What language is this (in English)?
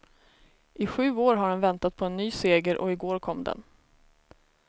Swedish